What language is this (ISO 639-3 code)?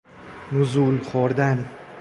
fas